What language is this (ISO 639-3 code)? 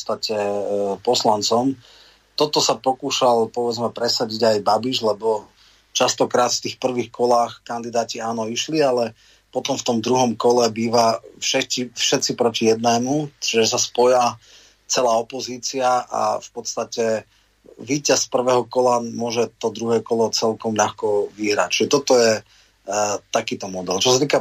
slk